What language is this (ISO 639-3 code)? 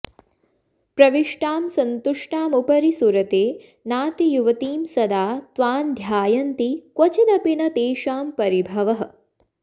san